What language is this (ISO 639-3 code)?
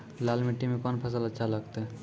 mai